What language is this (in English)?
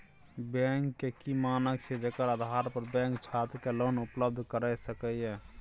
Maithili